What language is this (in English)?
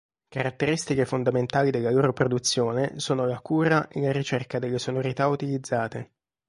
Italian